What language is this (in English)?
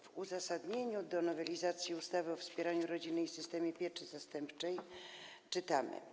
Polish